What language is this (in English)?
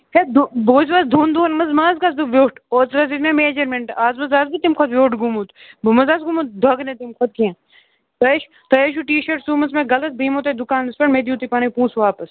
Kashmiri